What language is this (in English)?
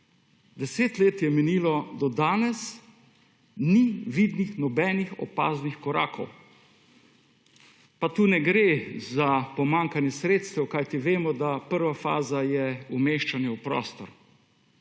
Slovenian